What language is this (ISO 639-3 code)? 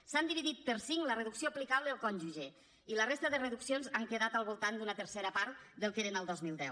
cat